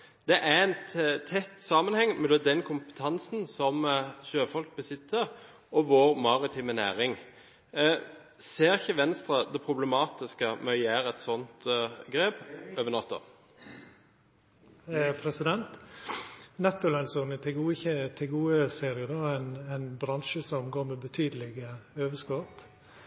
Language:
Norwegian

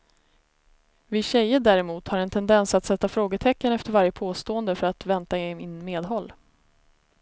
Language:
Swedish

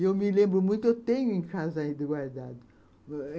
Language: Portuguese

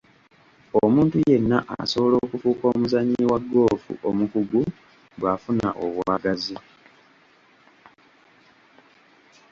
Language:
Ganda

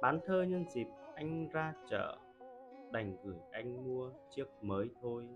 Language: Vietnamese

